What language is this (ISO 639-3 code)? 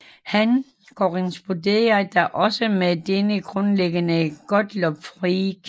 dan